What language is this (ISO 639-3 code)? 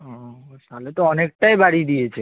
ben